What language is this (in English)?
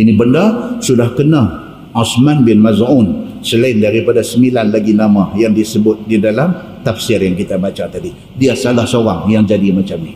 Malay